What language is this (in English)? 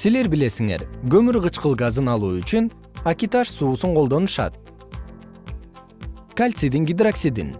Kyrgyz